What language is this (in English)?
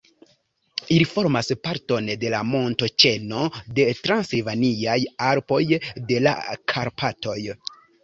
Esperanto